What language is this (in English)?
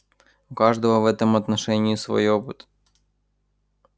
Russian